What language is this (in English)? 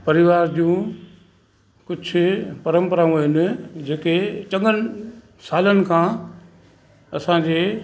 Sindhi